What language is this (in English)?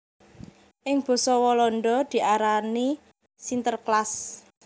Javanese